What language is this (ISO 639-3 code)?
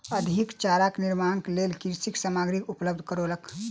mai